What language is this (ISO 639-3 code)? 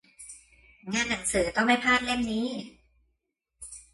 tha